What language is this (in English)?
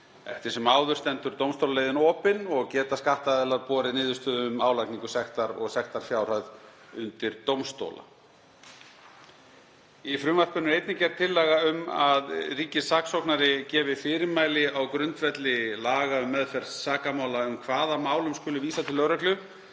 Icelandic